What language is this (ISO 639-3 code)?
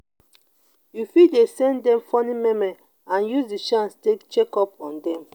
pcm